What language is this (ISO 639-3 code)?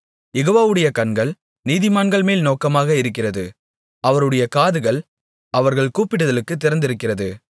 tam